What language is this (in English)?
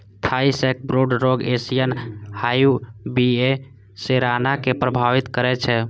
Maithili